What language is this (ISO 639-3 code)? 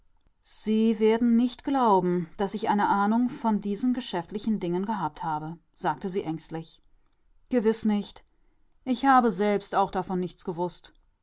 deu